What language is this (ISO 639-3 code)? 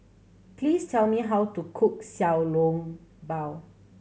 eng